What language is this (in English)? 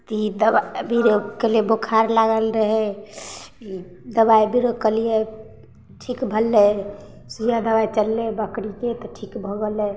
Maithili